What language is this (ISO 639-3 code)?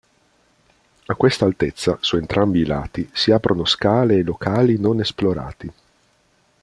ita